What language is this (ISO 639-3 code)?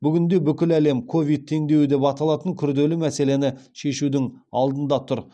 kaz